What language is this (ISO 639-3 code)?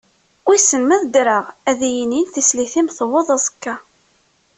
kab